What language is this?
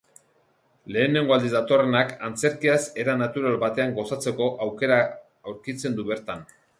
Basque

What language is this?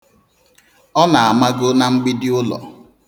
Igbo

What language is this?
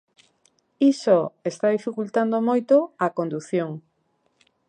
Galician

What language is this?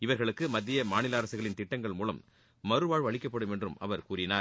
Tamil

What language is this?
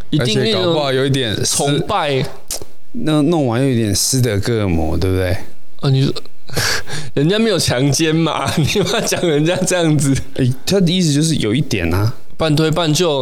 Chinese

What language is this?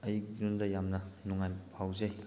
Manipuri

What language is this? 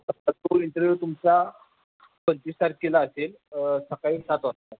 Marathi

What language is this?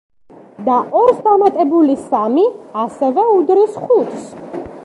Georgian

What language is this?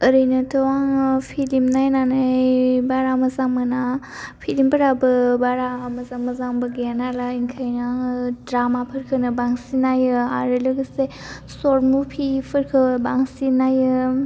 Bodo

